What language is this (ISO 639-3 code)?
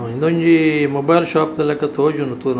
tcy